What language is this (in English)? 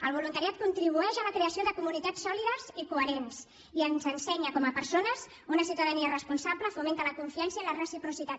Catalan